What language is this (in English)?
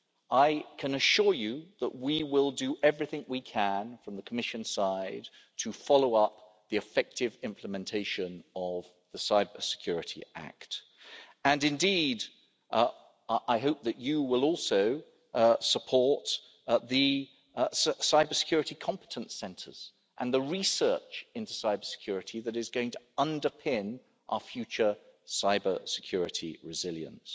English